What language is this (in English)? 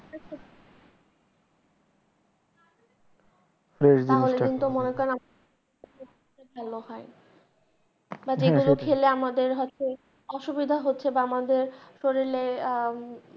Bangla